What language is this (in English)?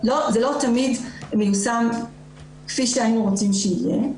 Hebrew